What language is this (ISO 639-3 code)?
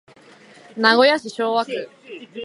jpn